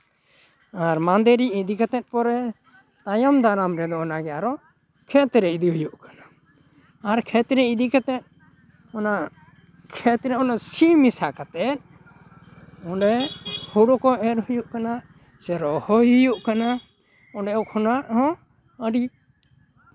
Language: Santali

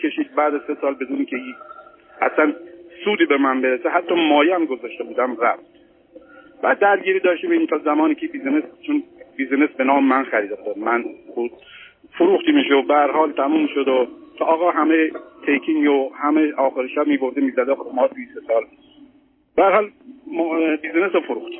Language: Persian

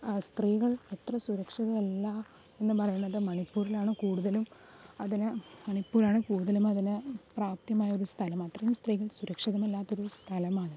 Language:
Malayalam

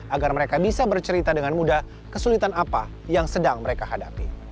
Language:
Indonesian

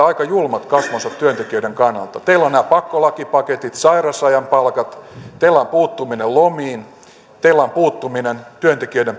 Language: Finnish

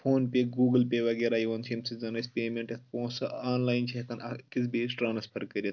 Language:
Kashmiri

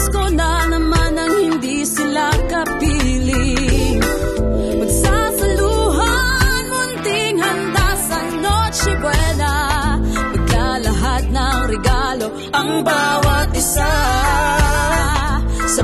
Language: Filipino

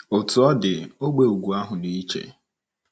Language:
Igbo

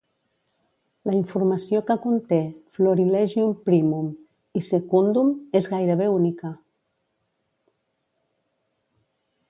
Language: Catalan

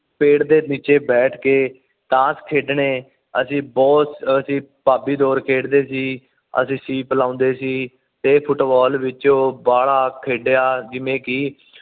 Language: Punjabi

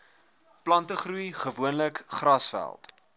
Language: Afrikaans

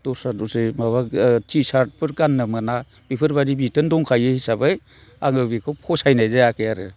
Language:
Bodo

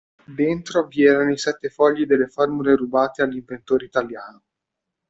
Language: Italian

